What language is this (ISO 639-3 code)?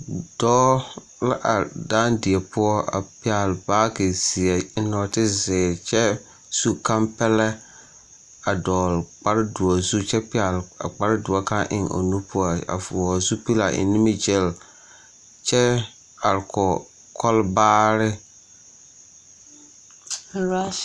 dga